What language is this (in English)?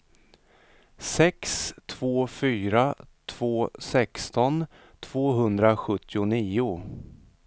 Swedish